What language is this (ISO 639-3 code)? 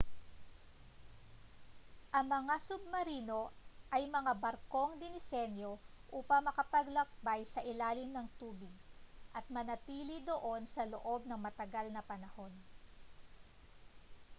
fil